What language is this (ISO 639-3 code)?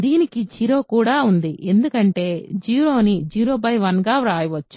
tel